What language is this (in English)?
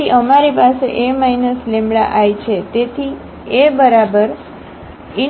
Gujarati